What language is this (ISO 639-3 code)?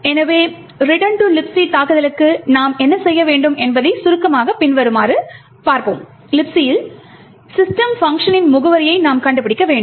tam